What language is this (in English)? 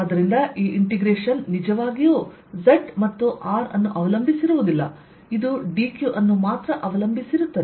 Kannada